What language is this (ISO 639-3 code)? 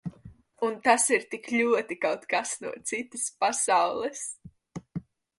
lav